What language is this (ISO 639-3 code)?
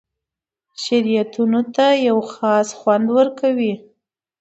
pus